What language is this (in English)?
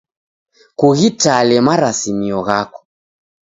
Taita